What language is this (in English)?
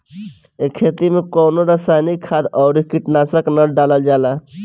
Bhojpuri